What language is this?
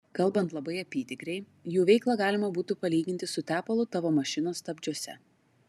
Lithuanian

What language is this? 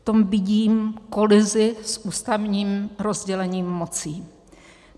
Czech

